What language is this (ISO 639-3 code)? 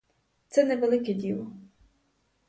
ukr